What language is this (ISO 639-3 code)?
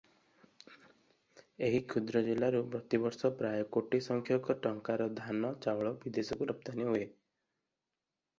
ori